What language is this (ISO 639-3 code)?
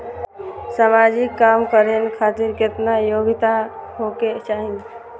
mai